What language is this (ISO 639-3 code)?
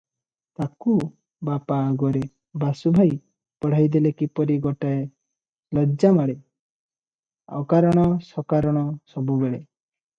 ori